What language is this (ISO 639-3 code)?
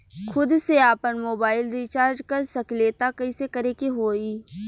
bho